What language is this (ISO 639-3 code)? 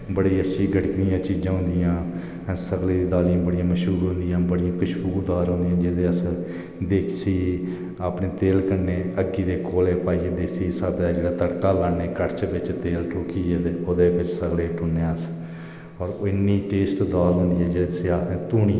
doi